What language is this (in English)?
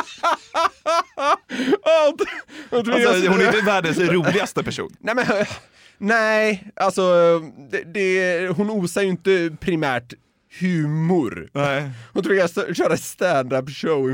Swedish